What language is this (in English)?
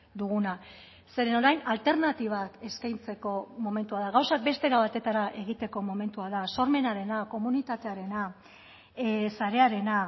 Basque